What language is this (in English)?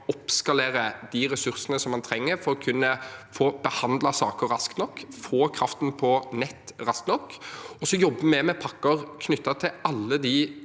Norwegian